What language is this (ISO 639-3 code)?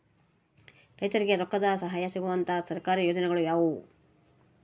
kan